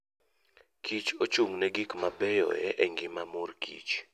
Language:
Luo (Kenya and Tanzania)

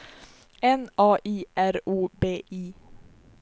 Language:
Swedish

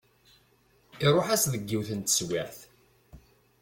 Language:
Kabyle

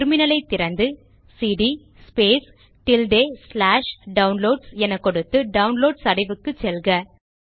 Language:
Tamil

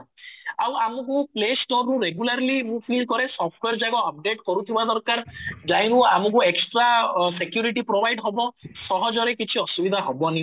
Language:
Odia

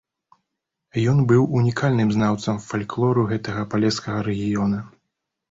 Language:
Belarusian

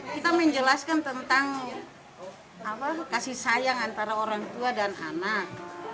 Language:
Indonesian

